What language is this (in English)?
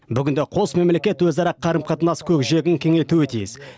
Kazakh